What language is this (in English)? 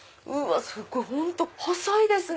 Japanese